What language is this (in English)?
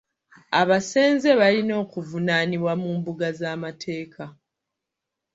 Ganda